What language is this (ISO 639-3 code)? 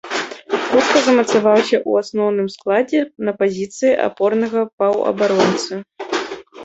bel